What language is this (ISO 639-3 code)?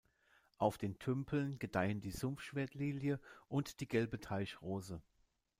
deu